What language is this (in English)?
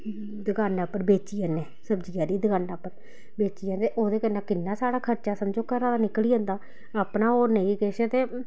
Dogri